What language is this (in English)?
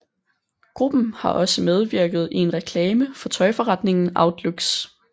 Danish